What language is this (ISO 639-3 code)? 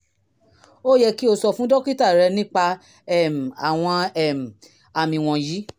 yor